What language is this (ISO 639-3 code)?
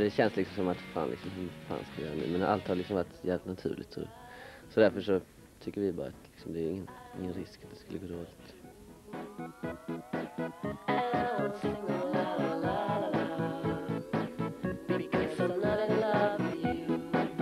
swe